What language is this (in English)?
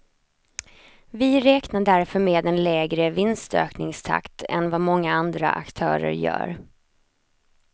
Swedish